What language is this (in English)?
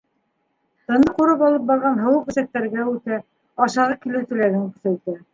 Bashkir